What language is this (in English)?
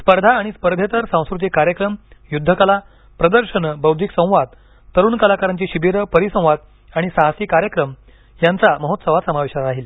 Marathi